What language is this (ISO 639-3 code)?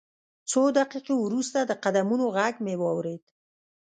pus